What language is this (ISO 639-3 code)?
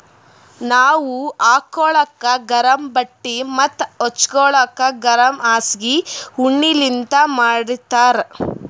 kan